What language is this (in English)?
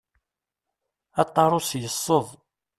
Kabyle